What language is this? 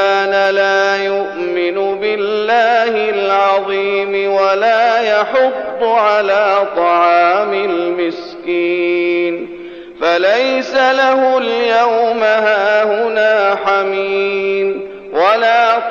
Arabic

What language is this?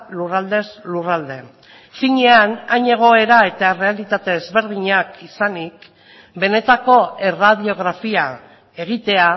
Basque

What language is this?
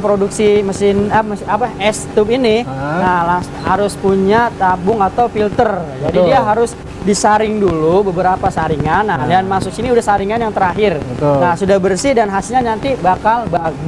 Indonesian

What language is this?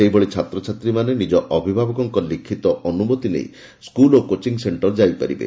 Odia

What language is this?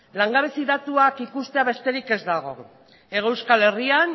Basque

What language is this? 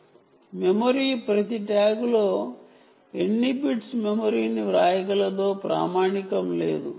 Telugu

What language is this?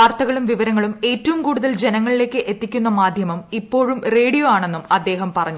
Malayalam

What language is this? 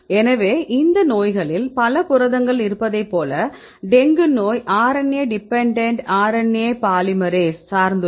Tamil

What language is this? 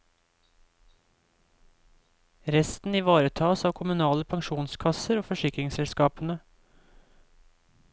Norwegian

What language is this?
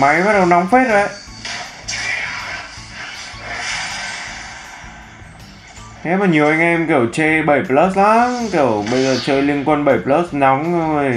Vietnamese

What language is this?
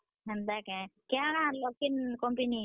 Odia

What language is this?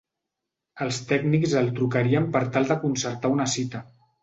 Catalan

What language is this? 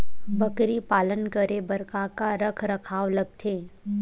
Chhattisgarhi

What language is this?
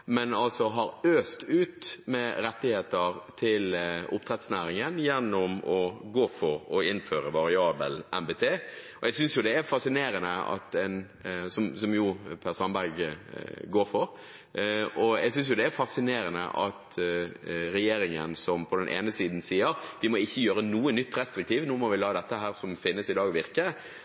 Norwegian Bokmål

